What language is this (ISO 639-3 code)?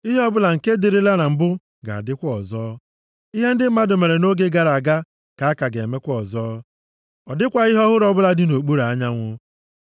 ibo